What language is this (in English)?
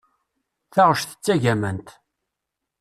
Kabyle